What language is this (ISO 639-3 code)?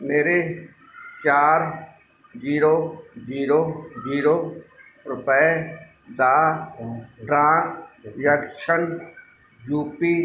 pan